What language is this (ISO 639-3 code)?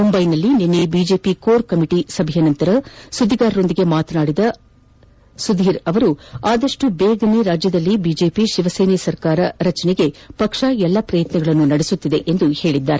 kan